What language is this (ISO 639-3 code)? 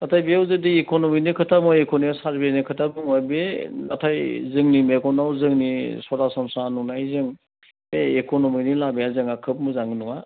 brx